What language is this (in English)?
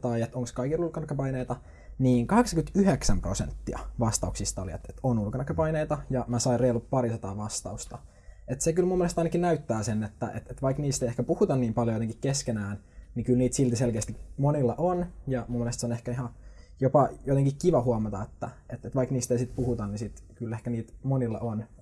Finnish